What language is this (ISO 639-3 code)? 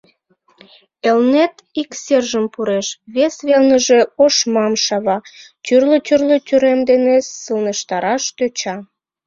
chm